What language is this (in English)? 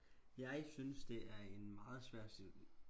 Danish